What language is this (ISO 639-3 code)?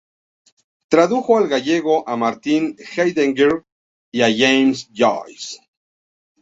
spa